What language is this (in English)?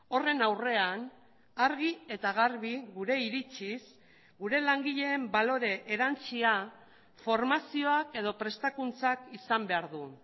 Basque